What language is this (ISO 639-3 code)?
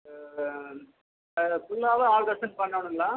tam